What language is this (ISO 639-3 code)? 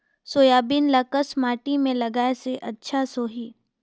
hne